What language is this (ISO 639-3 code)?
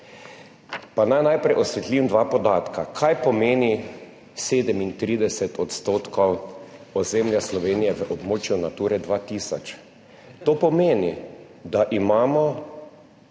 slv